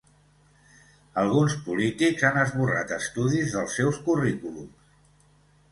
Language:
Catalan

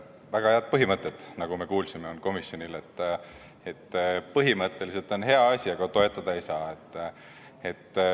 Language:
Estonian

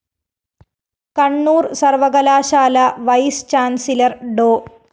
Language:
Malayalam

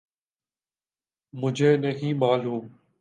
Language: Urdu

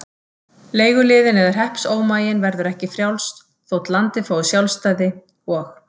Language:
Icelandic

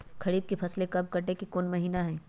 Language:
Magahi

